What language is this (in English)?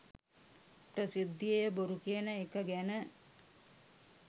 Sinhala